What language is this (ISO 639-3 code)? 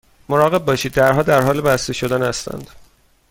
fas